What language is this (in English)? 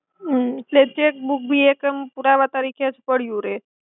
Gujarati